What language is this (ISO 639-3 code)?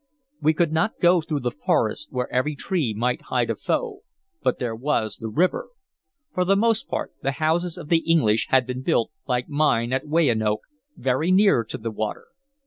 eng